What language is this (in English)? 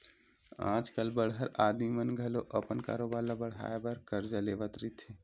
Chhattisgarhi